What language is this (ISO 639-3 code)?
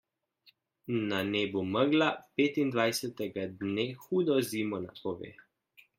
slv